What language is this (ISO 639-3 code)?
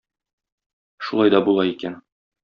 tat